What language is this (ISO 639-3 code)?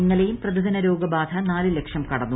mal